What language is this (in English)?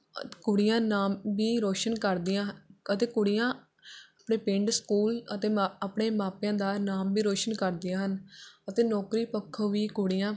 Punjabi